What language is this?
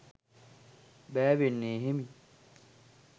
Sinhala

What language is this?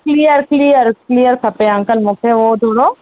Sindhi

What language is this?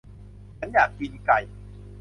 Thai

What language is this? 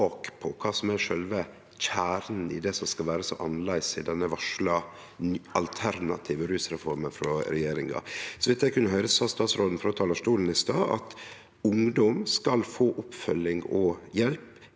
Norwegian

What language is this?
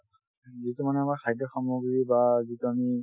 Assamese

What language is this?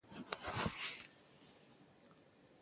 Ewondo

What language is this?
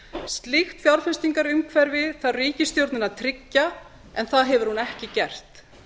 Icelandic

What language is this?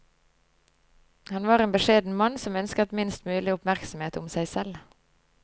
Norwegian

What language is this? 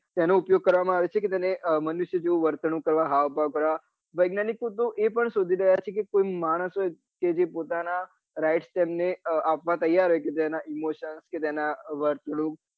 Gujarati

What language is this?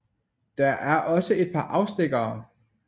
Danish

